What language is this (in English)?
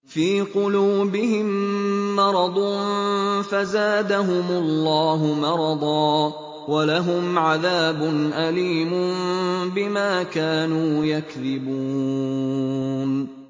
Arabic